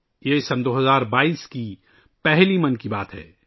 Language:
Urdu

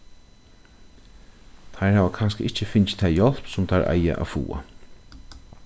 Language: Faroese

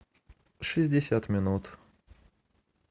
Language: Russian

